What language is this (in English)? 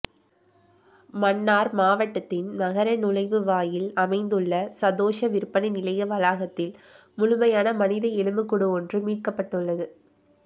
Tamil